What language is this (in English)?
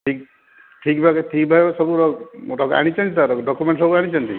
Odia